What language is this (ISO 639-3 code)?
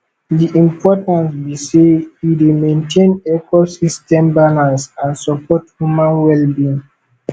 pcm